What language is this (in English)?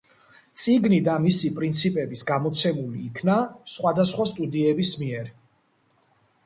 Georgian